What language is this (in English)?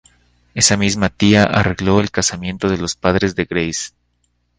Spanish